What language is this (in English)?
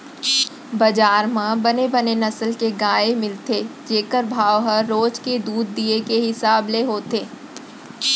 Chhattisgarhi